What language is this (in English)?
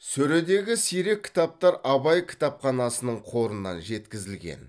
Kazakh